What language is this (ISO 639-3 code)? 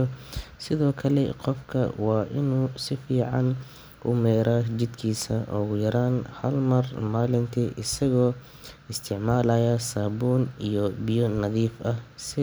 som